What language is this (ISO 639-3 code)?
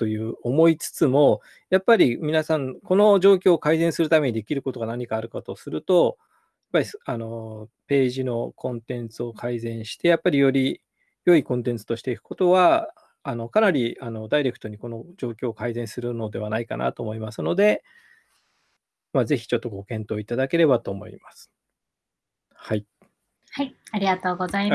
jpn